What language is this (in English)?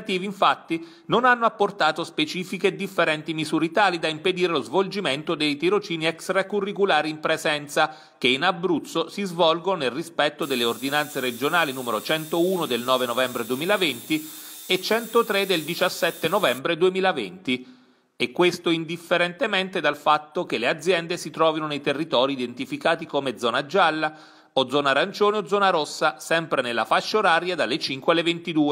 Italian